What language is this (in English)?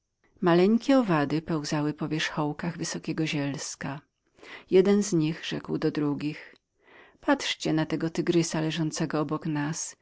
Polish